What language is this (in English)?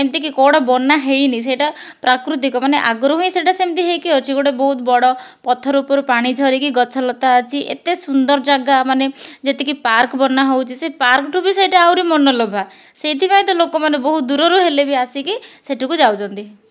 Odia